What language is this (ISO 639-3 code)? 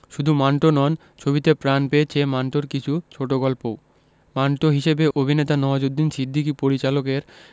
ben